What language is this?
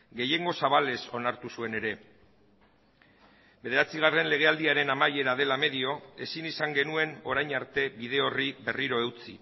Basque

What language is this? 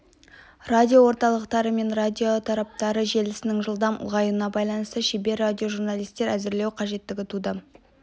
Kazakh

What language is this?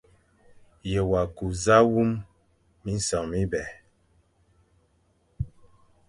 Fang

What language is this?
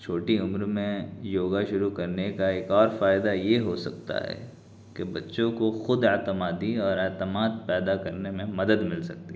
Urdu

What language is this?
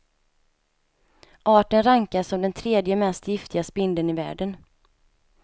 Swedish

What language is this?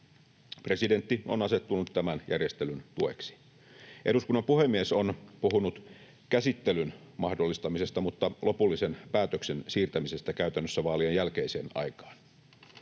Finnish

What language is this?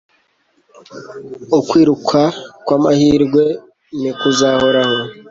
Kinyarwanda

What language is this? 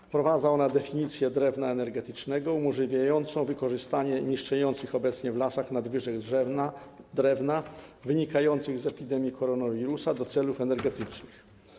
Polish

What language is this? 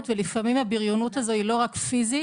Hebrew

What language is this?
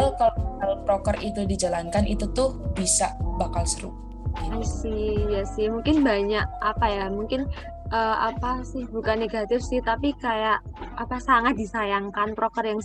Indonesian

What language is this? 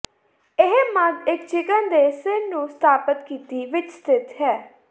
Punjabi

